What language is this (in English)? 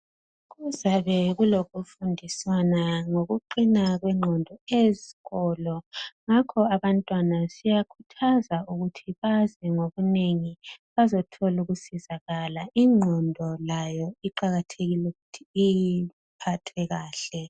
North Ndebele